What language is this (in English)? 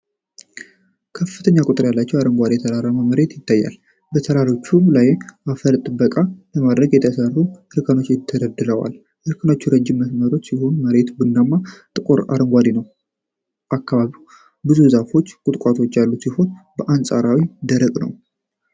Amharic